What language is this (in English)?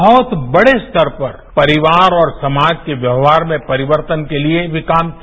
Hindi